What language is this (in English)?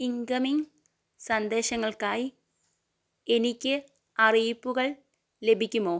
Malayalam